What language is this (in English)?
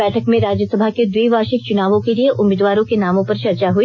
Hindi